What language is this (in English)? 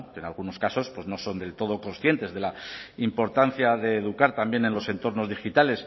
Spanish